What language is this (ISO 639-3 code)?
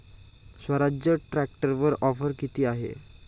mar